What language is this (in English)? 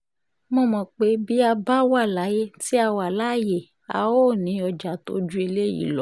Yoruba